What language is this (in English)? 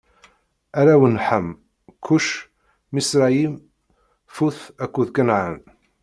Kabyle